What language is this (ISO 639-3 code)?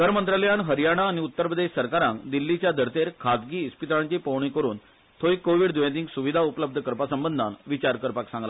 kok